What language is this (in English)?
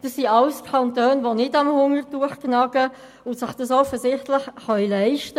Swiss German